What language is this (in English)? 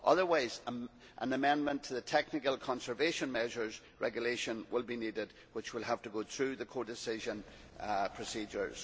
English